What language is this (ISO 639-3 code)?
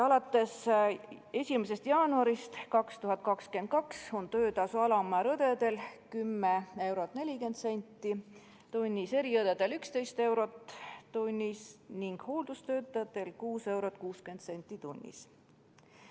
est